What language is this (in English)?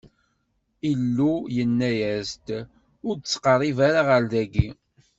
Kabyle